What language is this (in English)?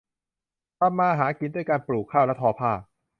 Thai